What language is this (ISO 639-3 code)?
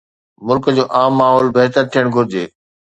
snd